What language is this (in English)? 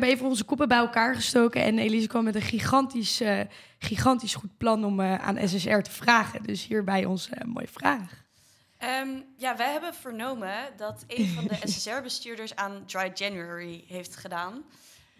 Dutch